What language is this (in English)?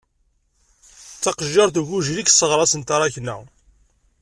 Kabyle